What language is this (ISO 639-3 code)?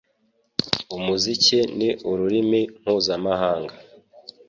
kin